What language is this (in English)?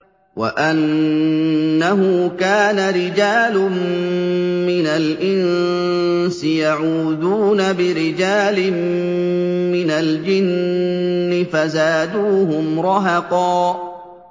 Arabic